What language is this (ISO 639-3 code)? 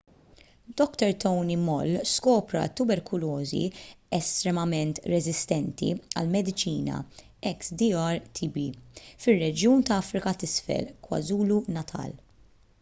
mlt